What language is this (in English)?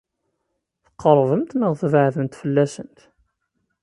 Kabyle